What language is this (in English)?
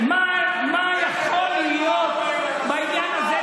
Hebrew